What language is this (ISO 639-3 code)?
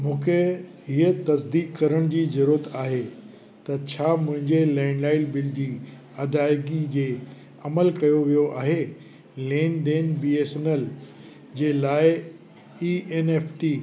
snd